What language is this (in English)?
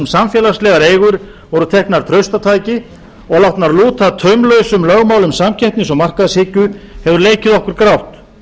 Icelandic